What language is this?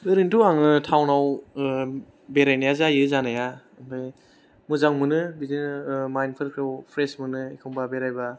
Bodo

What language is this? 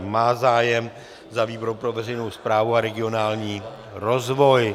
Czech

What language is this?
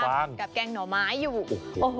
Thai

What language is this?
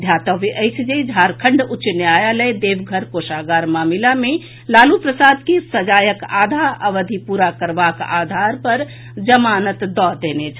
Maithili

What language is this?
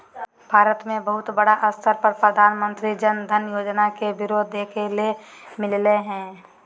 Magahi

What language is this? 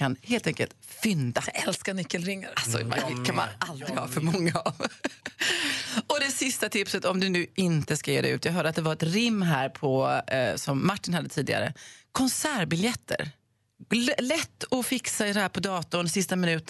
Swedish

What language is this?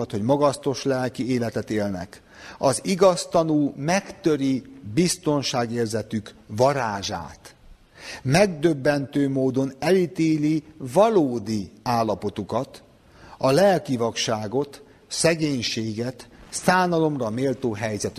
Hungarian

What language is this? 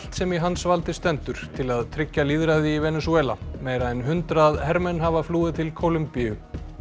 Icelandic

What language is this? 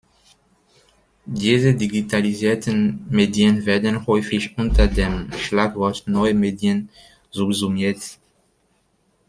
German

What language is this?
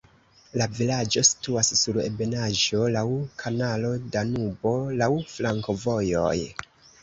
Esperanto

